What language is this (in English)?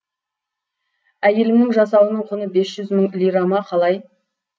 Kazakh